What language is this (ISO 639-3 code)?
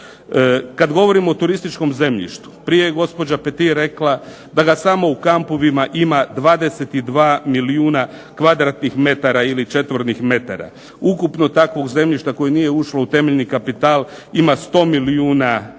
hrv